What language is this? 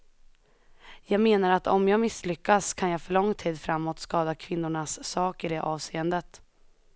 Swedish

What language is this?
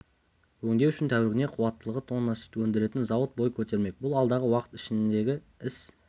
Kazakh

